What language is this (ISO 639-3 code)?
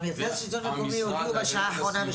heb